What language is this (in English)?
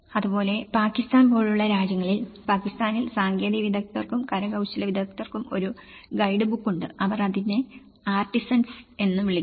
Malayalam